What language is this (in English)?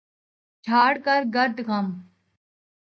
Urdu